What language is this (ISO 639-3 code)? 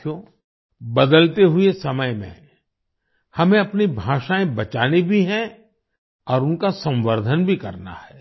hin